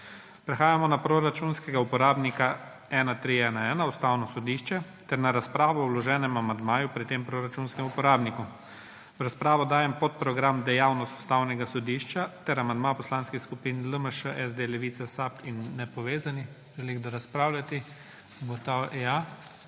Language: Slovenian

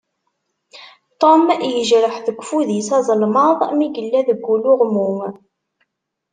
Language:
Kabyle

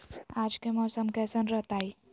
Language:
Magahi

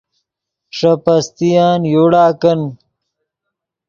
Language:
Yidgha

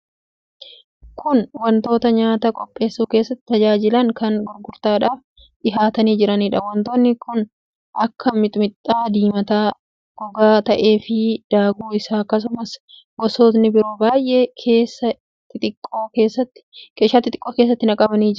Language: Oromo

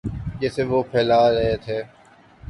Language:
Urdu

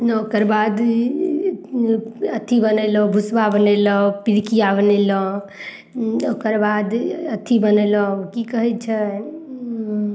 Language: Maithili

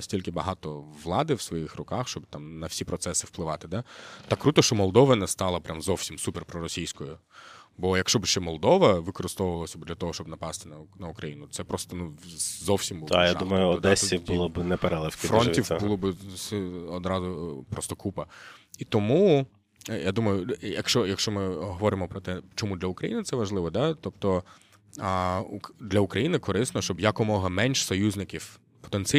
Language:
Ukrainian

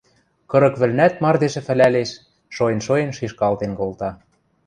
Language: Western Mari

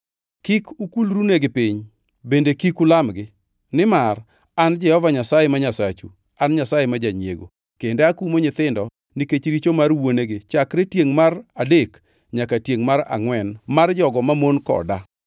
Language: Luo (Kenya and Tanzania)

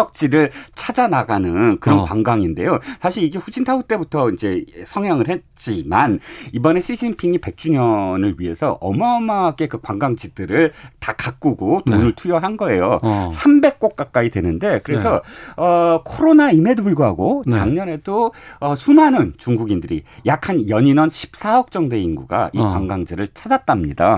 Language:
Korean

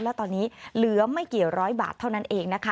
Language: Thai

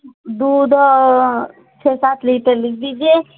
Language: Hindi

